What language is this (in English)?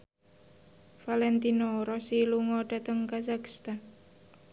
Javanese